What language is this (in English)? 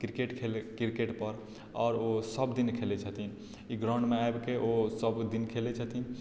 Maithili